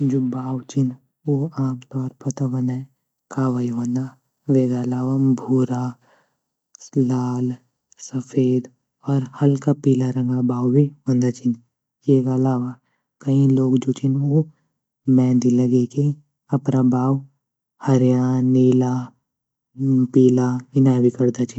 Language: Garhwali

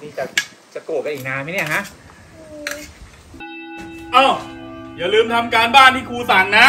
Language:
Thai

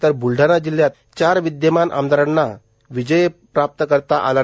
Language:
Marathi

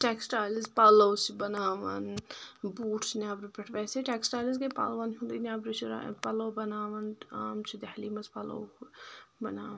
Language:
Kashmiri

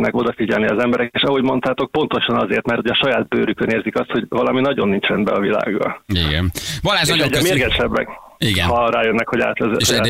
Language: Hungarian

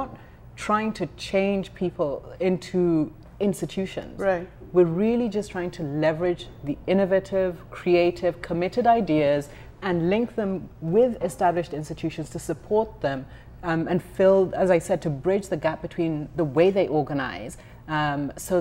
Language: English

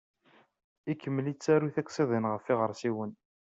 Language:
Kabyle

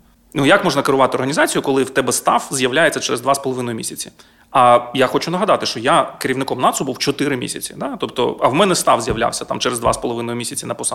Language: Ukrainian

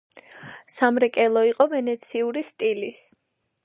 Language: Georgian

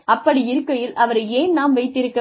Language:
Tamil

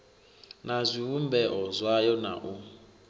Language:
Venda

